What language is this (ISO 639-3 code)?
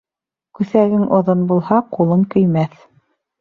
bak